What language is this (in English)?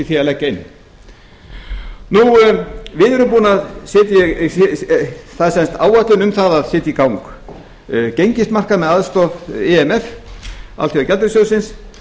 Icelandic